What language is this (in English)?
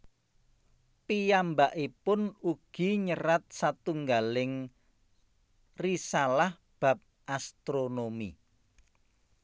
Javanese